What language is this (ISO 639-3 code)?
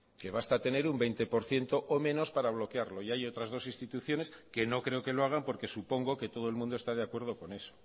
spa